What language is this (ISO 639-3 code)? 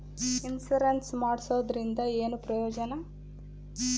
kan